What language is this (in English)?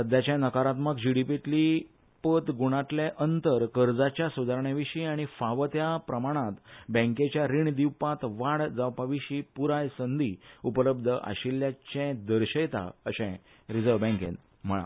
Konkani